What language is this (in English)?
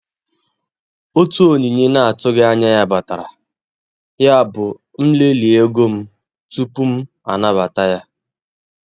Igbo